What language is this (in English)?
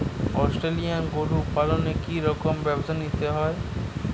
Bangla